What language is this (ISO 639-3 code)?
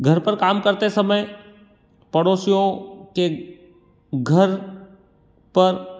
hin